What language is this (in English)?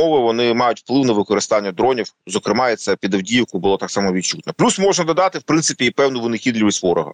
Ukrainian